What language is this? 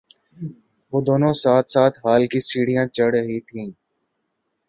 Urdu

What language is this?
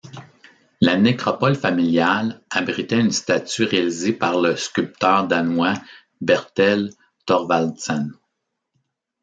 French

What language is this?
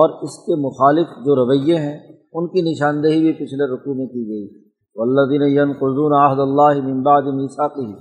Urdu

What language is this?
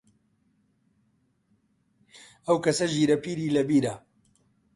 Central Kurdish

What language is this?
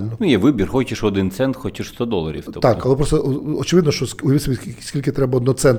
Ukrainian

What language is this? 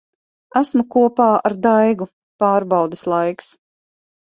Latvian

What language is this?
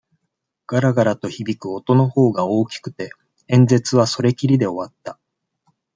Japanese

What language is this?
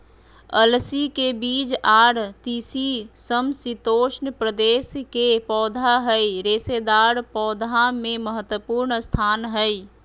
Magahi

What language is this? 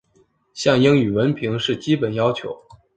Chinese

